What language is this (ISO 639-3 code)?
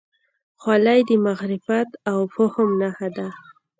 pus